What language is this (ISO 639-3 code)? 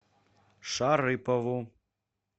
rus